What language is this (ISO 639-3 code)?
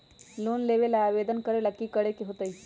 mag